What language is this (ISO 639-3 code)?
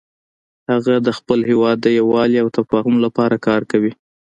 pus